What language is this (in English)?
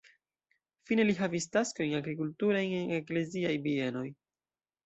Esperanto